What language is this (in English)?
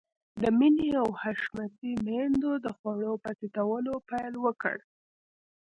Pashto